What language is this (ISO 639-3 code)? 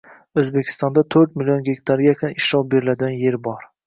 uzb